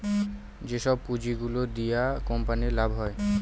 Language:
Bangla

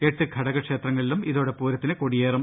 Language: Malayalam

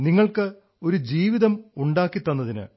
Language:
Malayalam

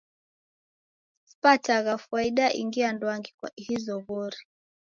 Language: Taita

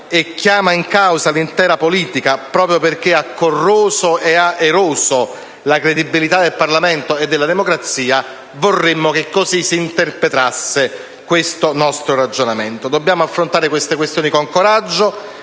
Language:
Italian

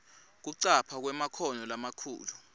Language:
Swati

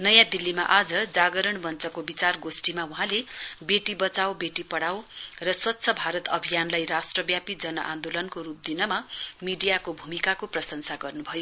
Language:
Nepali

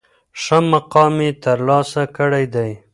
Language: Pashto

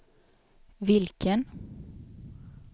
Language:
Swedish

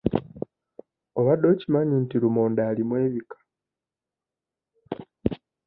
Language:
Ganda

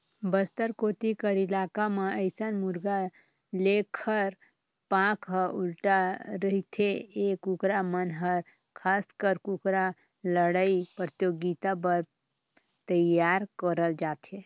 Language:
Chhattisgarhi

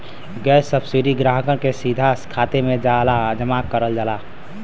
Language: Bhojpuri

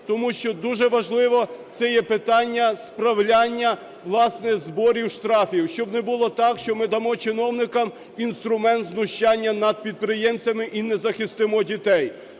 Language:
Ukrainian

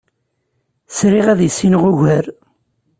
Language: Kabyle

